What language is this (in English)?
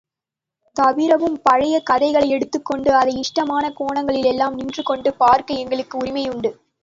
Tamil